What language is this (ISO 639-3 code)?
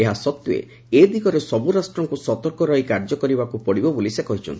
ori